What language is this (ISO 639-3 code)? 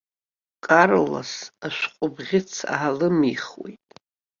abk